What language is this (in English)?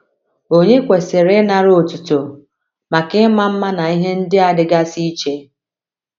Igbo